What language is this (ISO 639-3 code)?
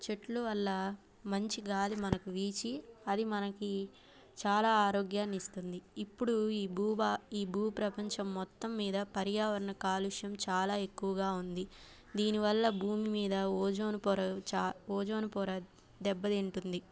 tel